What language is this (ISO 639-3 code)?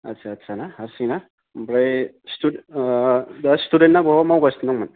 brx